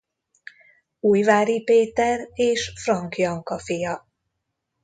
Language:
Hungarian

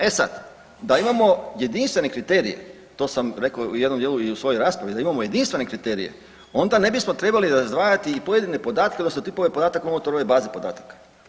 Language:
Croatian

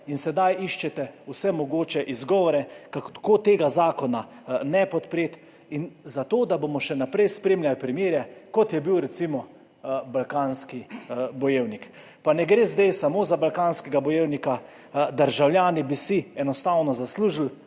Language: Slovenian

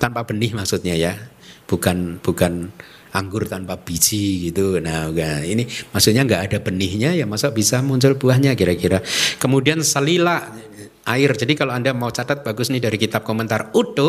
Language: Indonesian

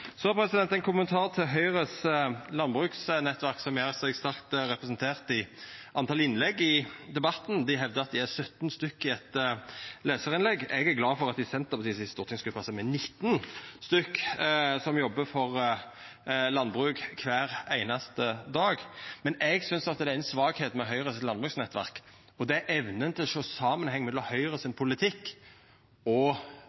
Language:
Norwegian Nynorsk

